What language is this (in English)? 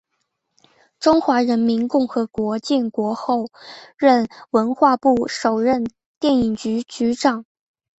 Chinese